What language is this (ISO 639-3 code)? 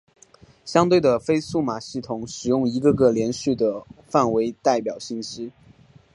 zho